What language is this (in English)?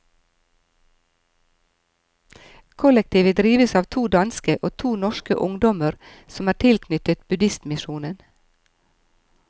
Norwegian